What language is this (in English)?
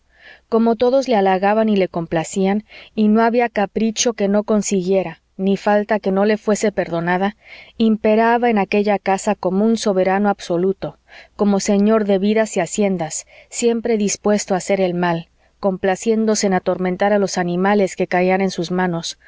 Spanish